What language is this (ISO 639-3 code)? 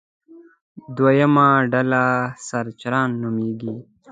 pus